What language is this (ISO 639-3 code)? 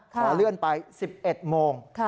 tha